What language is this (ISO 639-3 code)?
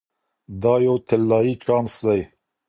pus